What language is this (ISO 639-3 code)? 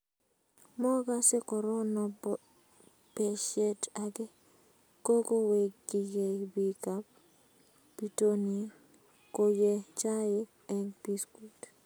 kln